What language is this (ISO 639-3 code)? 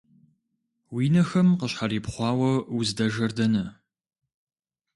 kbd